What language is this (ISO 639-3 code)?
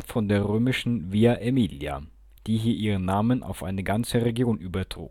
deu